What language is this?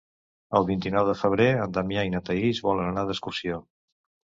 Catalan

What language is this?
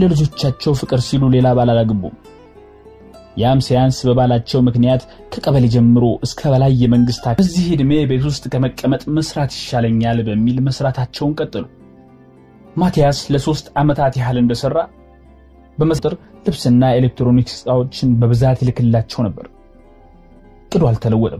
Arabic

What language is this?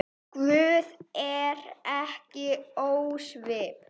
Icelandic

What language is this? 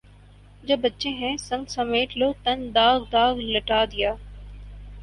Urdu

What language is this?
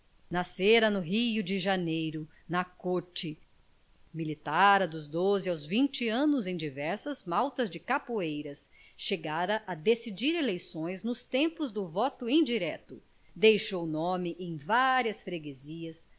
Portuguese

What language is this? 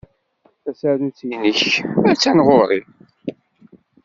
Kabyle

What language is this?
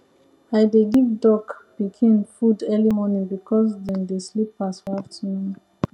Nigerian Pidgin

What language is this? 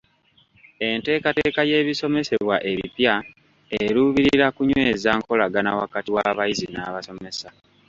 Ganda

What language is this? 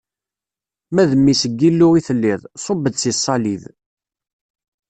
Kabyle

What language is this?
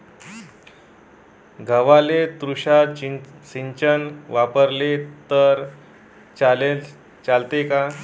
Marathi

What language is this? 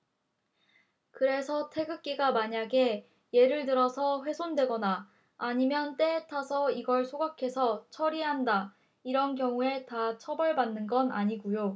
Korean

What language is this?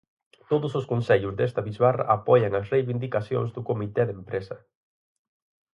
Galician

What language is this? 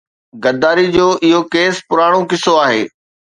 Sindhi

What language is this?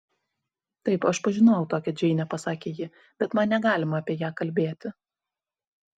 Lithuanian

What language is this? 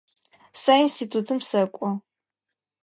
Adyghe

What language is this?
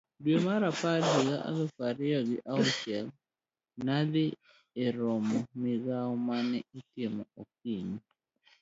Luo (Kenya and Tanzania)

